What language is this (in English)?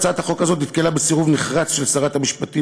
Hebrew